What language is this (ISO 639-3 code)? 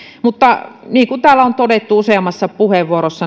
fin